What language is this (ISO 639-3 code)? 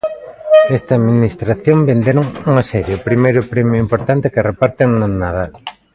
glg